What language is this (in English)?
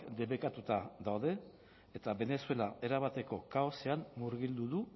Basque